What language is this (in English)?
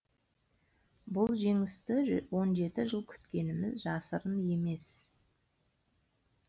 Kazakh